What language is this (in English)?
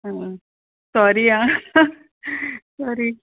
Konkani